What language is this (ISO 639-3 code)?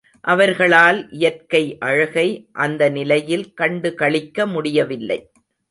tam